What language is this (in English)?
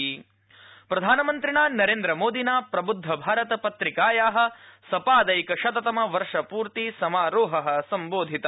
Sanskrit